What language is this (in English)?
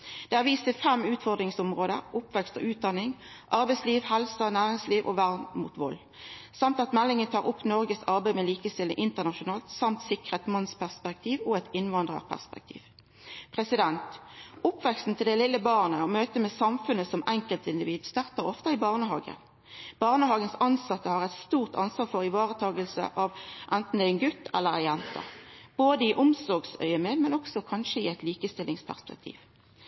Norwegian Nynorsk